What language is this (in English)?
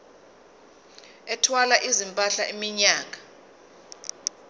Zulu